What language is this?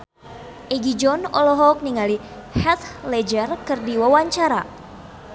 Sundanese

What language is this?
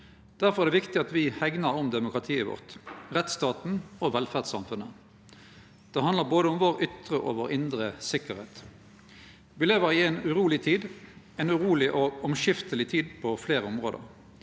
Norwegian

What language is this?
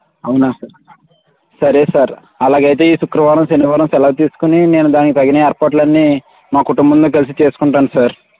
Telugu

